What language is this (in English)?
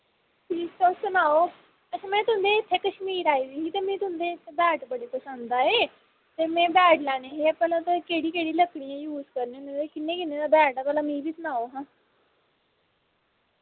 Dogri